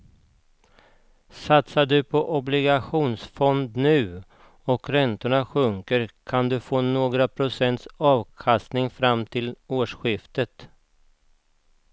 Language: Swedish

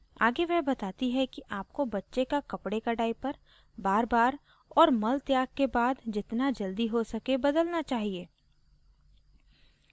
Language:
Hindi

